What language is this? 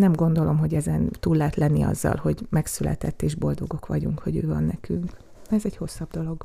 Hungarian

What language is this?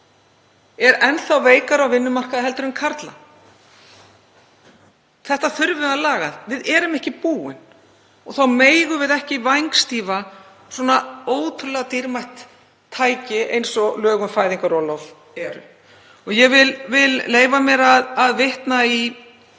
Icelandic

